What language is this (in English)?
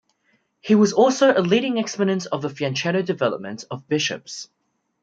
English